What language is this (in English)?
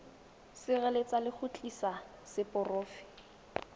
Tswana